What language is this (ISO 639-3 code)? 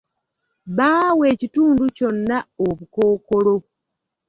lug